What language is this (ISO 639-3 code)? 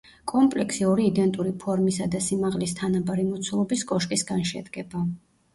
kat